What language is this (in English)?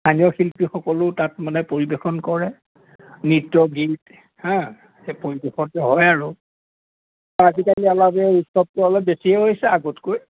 Assamese